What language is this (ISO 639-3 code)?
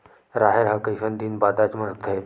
hne